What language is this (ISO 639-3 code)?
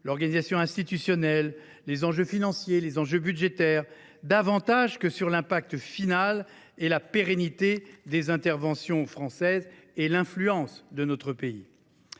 fra